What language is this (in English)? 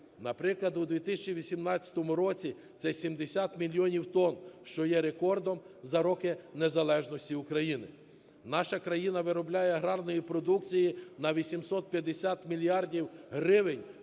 Ukrainian